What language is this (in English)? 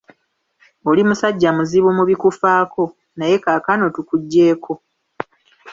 Ganda